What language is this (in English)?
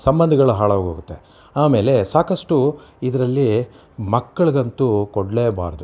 Kannada